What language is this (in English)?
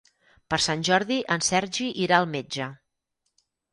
Catalan